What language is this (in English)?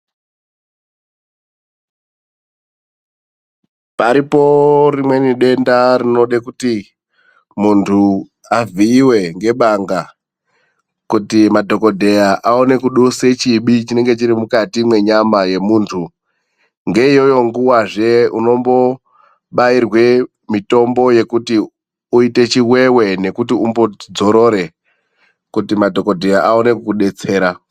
Ndau